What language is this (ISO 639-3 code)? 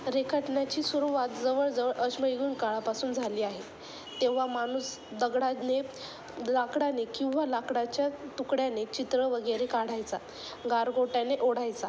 mar